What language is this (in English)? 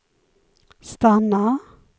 Swedish